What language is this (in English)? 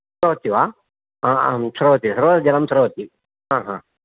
Sanskrit